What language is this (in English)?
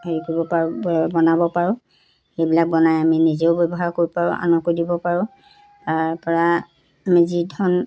Assamese